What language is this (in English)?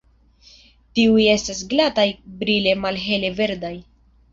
Esperanto